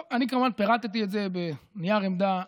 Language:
Hebrew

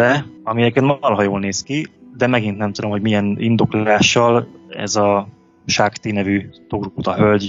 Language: Hungarian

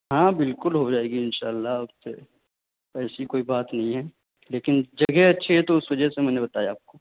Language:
Urdu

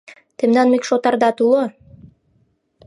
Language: Mari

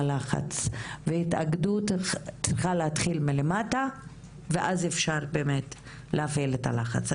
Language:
Hebrew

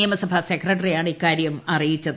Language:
Malayalam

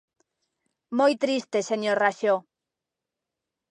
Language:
Galician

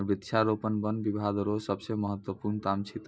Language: Maithili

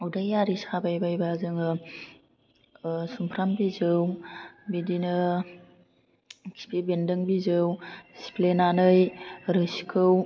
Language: Bodo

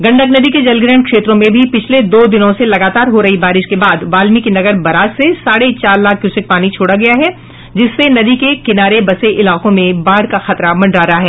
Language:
Hindi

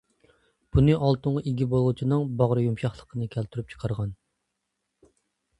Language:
Uyghur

